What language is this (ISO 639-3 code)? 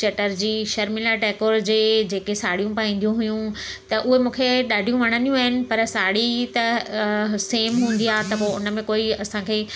snd